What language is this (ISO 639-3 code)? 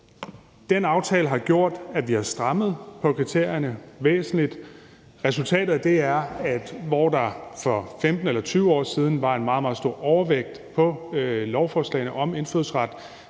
dan